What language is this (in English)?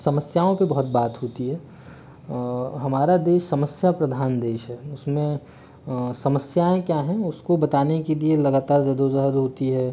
Hindi